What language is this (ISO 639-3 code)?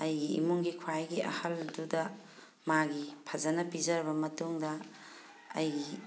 mni